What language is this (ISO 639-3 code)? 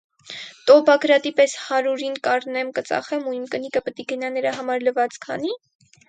hye